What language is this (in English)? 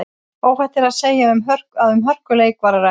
Icelandic